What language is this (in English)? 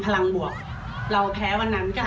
Thai